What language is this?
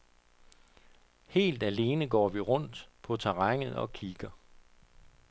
Danish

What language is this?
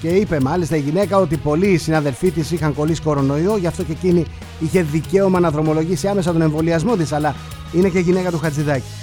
Greek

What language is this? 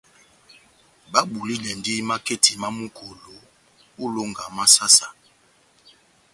Batanga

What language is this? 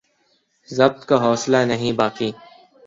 Urdu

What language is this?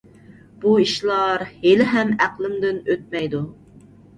Uyghur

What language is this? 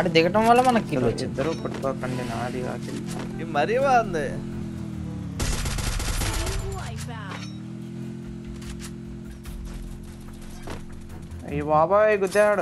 Telugu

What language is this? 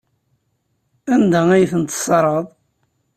Kabyle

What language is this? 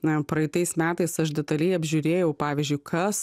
Lithuanian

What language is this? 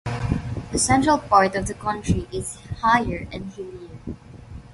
English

